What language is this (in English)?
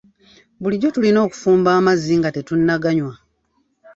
Ganda